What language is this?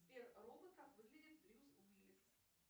Russian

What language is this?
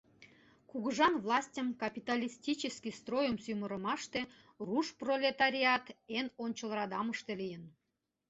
Mari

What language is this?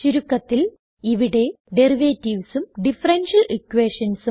Malayalam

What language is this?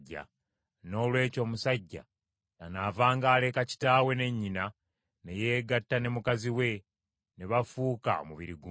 Ganda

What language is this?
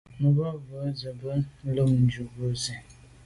Medumba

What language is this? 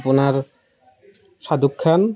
Assamese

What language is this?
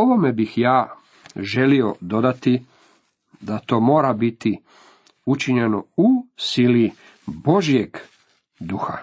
Croatian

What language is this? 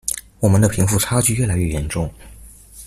Chinese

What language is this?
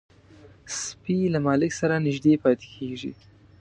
Pashto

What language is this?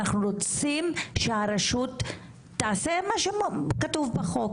Hebrew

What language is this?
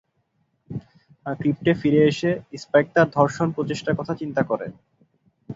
Bangla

